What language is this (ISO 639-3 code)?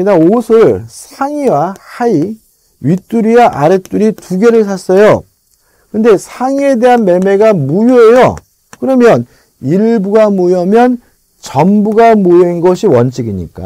kor